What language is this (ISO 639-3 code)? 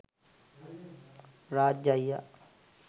sin